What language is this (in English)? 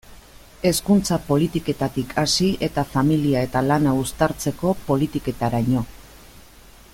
Basque